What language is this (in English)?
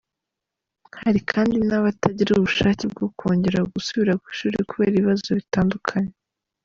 Kinyarwanda